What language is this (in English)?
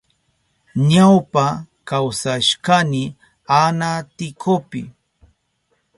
Southern Pastaza Quechua